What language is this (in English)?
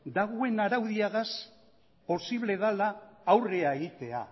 Basque